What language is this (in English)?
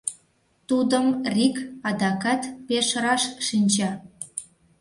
Mari